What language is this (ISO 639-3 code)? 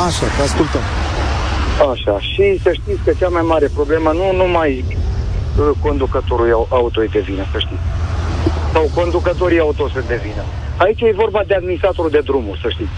ron